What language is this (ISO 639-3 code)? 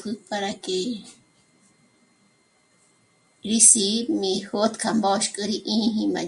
mmc